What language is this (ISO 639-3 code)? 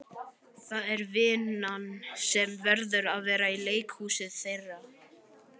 isl